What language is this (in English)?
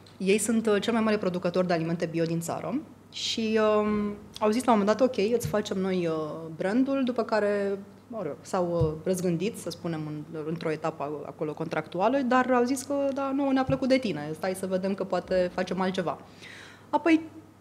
Romanian